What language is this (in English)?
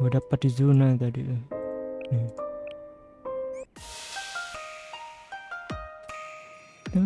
Indonesian